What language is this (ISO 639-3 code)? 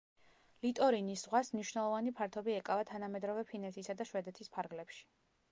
kat